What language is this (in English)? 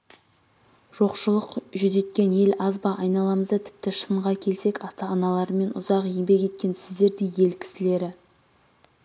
Kazakh